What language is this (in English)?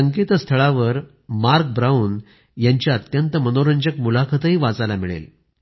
Marathi